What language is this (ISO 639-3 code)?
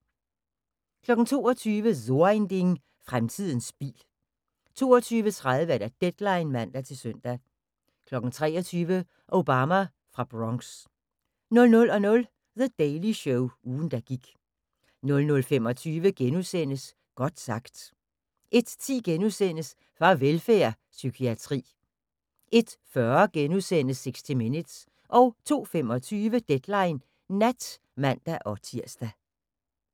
dan